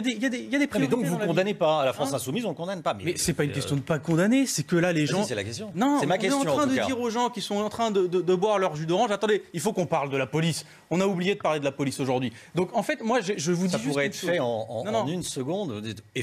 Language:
French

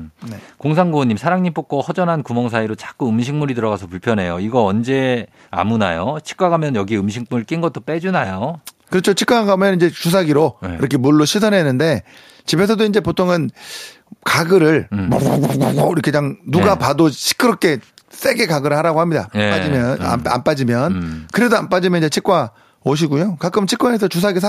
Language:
Korean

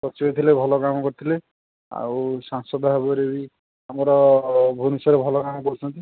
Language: Odia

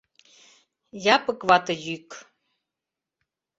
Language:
Mari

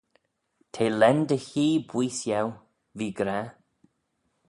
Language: Manx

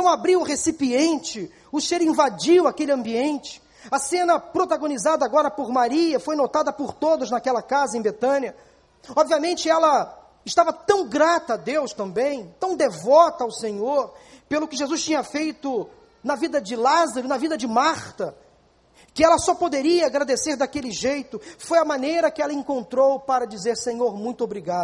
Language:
Portuguese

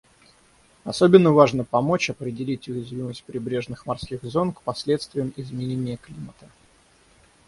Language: Russian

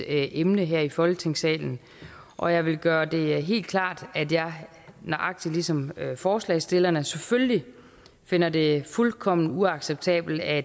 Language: Danish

